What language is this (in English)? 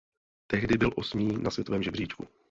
Czech